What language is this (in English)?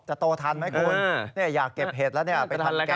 Thai